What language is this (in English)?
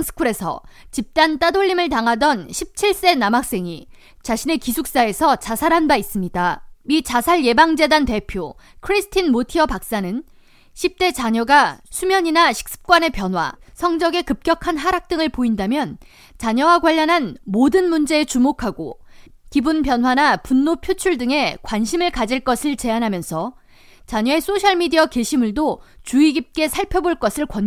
Korean